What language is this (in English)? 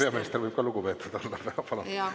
Estonian